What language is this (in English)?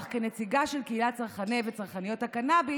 Hebrew